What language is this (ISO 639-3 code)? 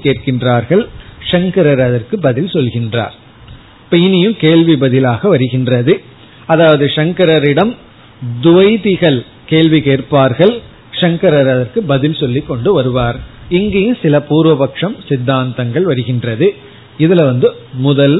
tam